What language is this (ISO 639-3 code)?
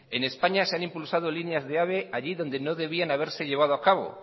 spa